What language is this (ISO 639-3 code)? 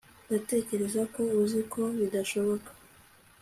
kin